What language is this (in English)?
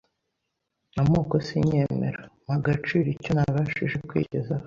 Kinyarwanda